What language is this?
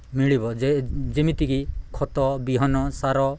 Odia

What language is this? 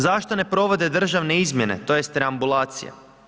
Croatian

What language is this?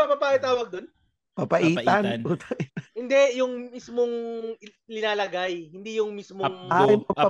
Filipino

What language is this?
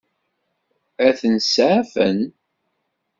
Kabyle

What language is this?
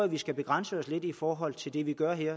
Danish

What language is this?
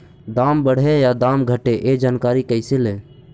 Magahi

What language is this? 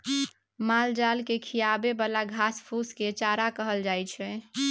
Maithili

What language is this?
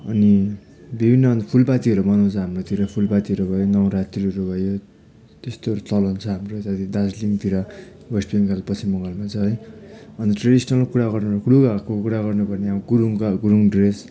Nepali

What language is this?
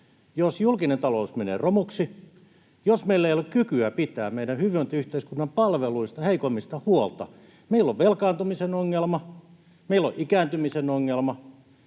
Finnish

